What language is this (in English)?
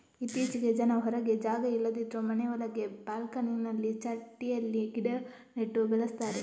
Kannada